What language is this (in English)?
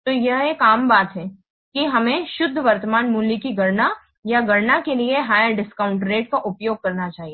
Hindi